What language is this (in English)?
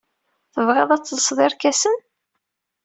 Kabyle